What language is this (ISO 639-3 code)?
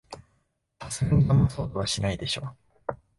jpn